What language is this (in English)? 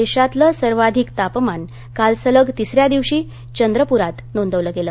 Marathi